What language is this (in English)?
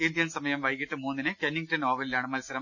Malayalam